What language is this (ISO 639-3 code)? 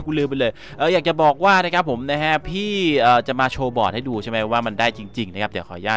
tha